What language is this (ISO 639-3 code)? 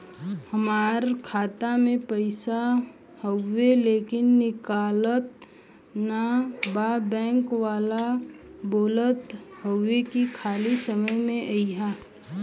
bho